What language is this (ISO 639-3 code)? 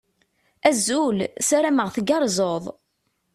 kab